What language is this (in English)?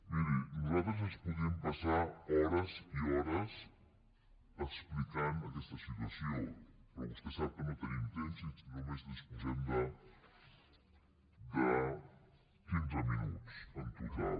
Catalan